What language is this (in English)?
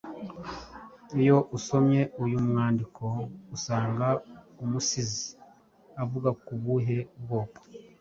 Kinyarwanda